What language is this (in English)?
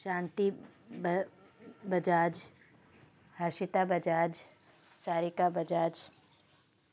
Sindhi